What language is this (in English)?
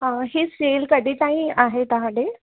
Sindhi